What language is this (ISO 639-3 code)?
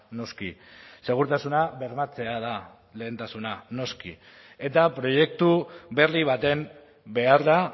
eus